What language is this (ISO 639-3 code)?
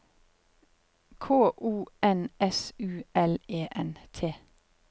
nor